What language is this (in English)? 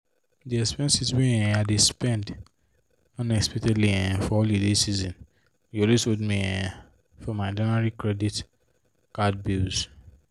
Nigerian Pidgin